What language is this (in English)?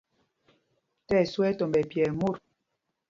Mpumpong